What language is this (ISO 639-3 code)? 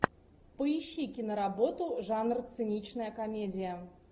rus